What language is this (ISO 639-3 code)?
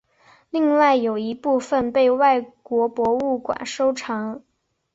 zho